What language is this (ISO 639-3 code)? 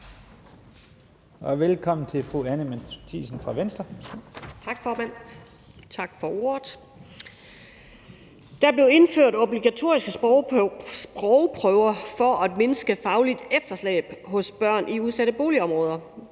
dan